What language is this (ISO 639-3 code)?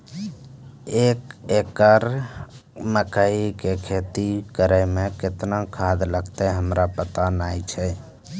mai